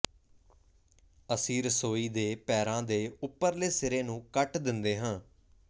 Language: Punjabi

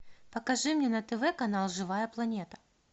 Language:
Russian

